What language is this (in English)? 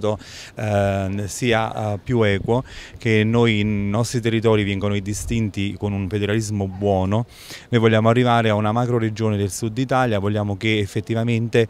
Italian